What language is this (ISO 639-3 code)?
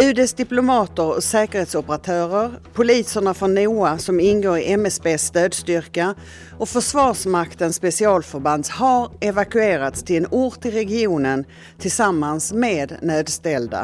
swe